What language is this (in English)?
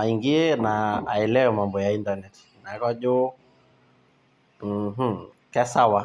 Masai